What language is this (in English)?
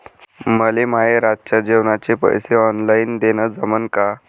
Marathi